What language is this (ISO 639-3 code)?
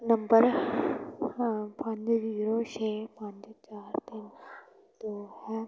pan